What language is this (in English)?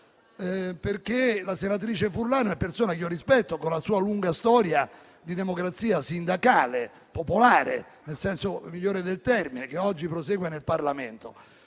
Italian